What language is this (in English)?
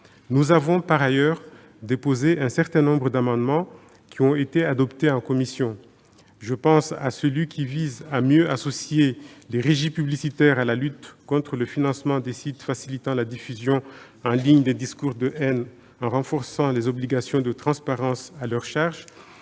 French